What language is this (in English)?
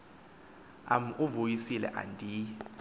Xhosa